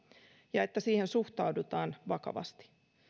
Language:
Finnish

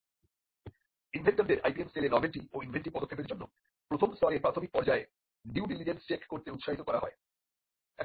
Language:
Bangla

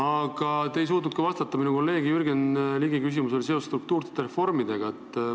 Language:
Estonian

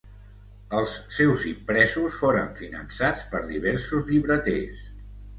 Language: Catalan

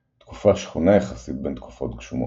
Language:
Hebrew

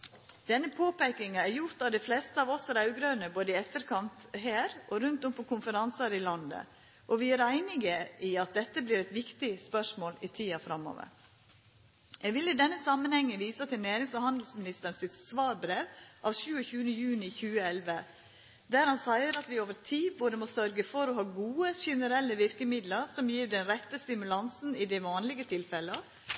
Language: Norwegian Nynorsk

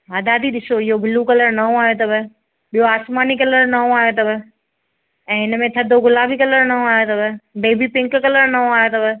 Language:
Sindhi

